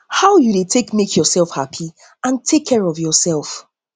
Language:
Nigerian Pidgin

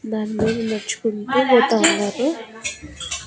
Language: Telugu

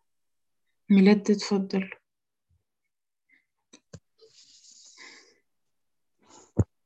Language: Arabic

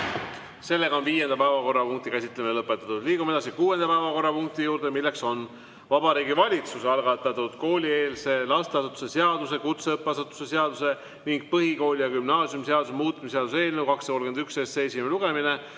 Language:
Estonian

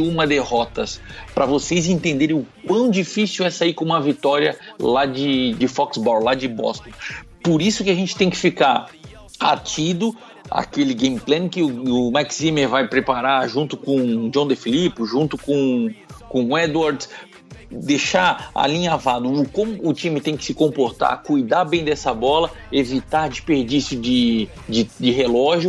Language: Portuguese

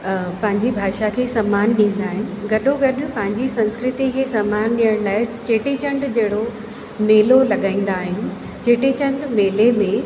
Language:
Sindhi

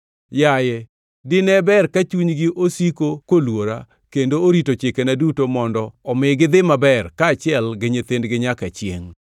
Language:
Luo (Kenya and Tanzania)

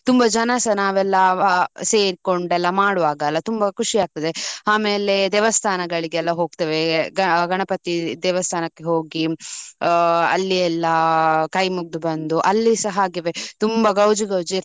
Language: Kannada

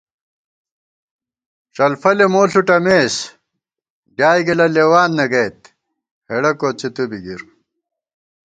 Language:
Gawar-Bati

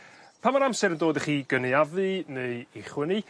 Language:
Welsh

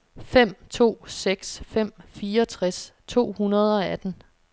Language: Danish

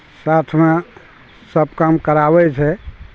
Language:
Maithili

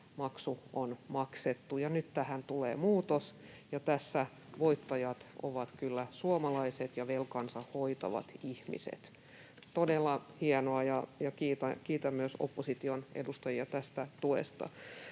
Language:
Finnish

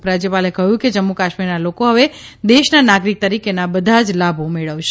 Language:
Gujarati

